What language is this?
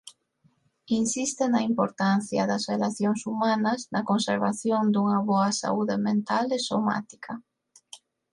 Galician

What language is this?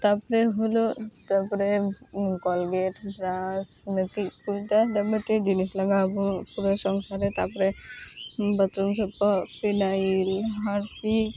Santali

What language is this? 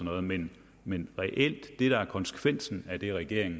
Danish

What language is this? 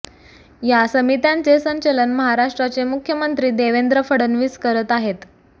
Marathi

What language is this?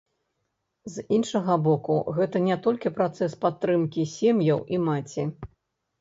Belarusian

